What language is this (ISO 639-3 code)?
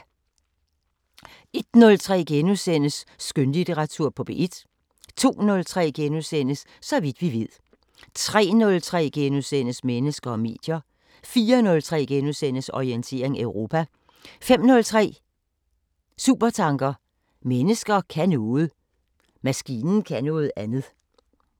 dan